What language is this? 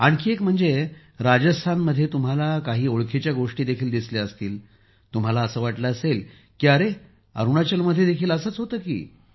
Marathi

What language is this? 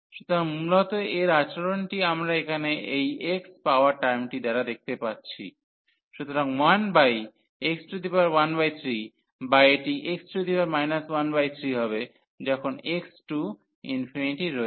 Bangla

